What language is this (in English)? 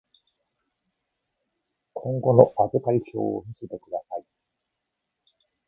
Japanese